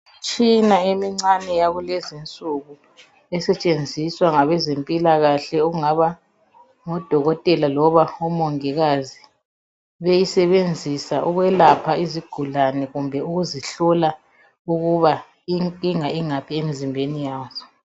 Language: North Ndebele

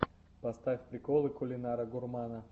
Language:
Russian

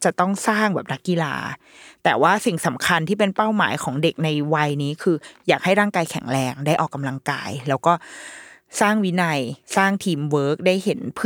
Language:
Thai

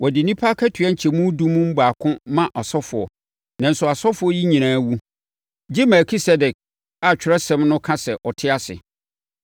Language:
Akan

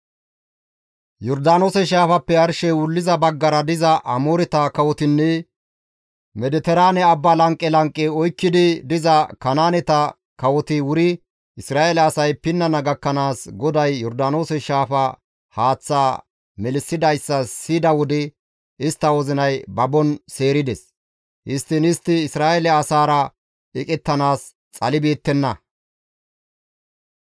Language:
Gamo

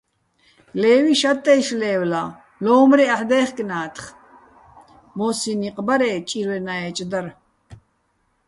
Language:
Bats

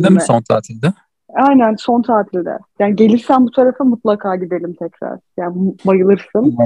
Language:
Turkish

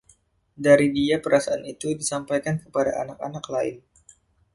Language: Indonesian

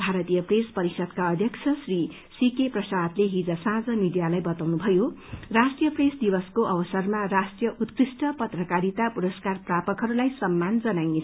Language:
Nepali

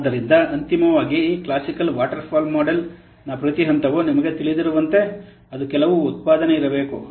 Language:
Kannada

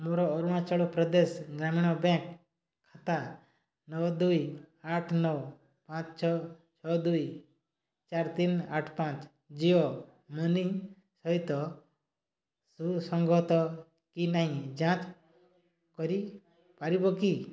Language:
Odia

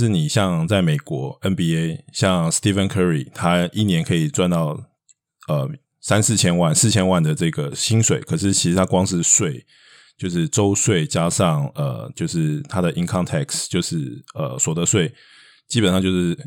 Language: Chinese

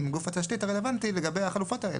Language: Hebrew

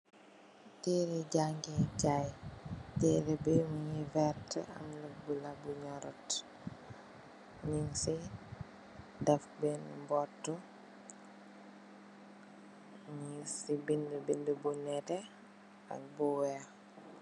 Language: Wolof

